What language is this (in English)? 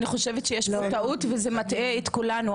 Hebrew